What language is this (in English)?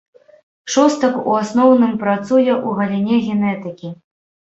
Belarusian